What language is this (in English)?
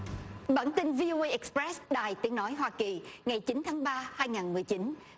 Vietnamese